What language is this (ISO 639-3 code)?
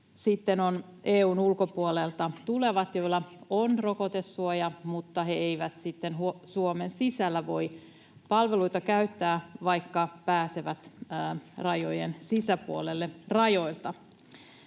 fin